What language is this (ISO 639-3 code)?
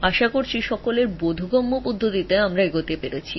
ben